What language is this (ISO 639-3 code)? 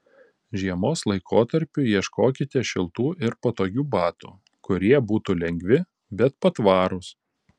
lit